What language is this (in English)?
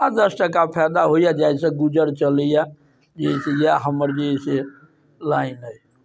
Maithili